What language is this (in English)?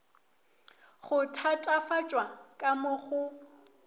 Northern Sotho